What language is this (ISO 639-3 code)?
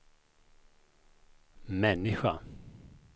swe